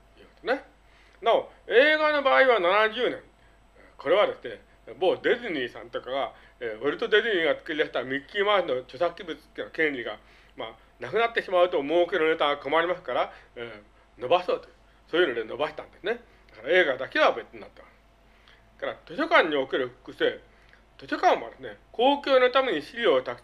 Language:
Japanese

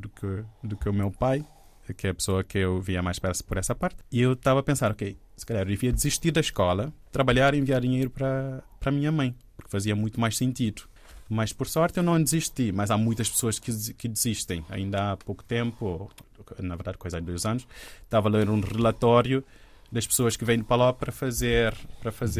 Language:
Portuguese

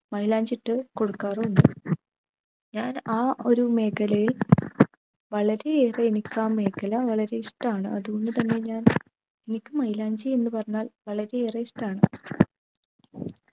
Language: Malayalam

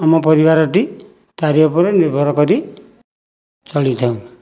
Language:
Odia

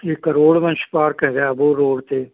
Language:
Punjabi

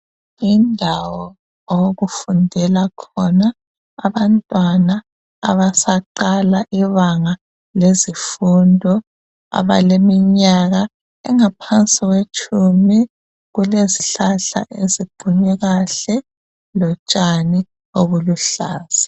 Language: North Ndebele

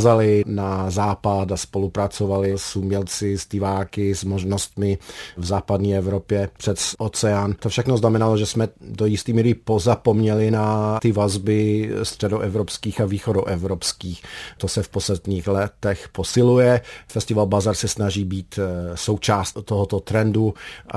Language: Czech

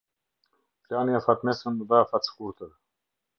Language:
Albanian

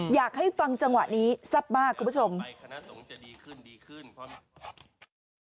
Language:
Thai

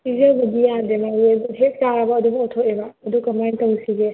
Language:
Manipuri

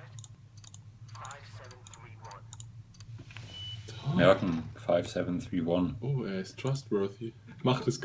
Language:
German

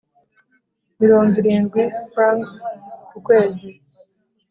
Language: Kinyarwanda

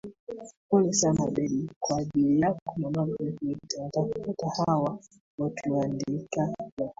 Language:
Swahili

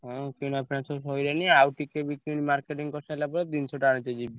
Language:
Odia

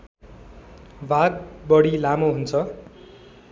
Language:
Nepali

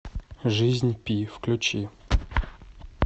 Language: Russian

